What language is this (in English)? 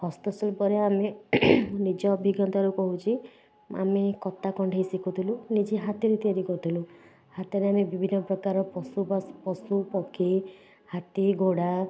Odia